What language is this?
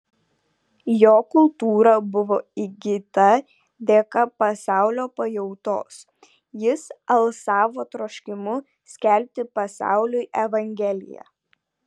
Lithuanian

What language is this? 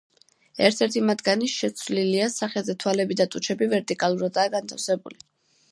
Georgian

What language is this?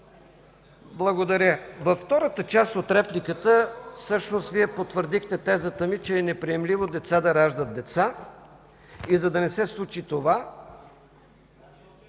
Bulgarian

